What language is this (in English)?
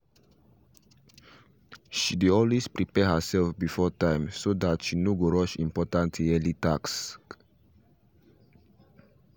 Nigerian Pidgin